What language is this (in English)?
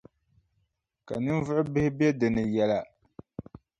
Dagbani